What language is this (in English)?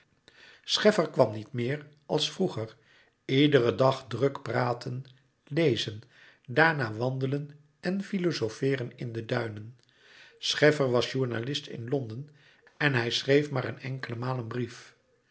Dutch